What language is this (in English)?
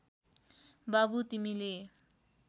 Nepali